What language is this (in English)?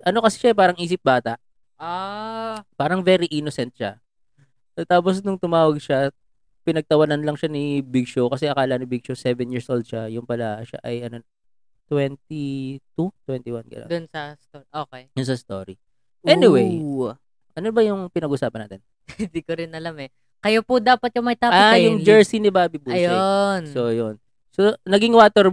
Filipino